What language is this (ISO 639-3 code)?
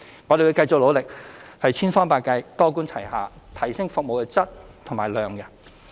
yue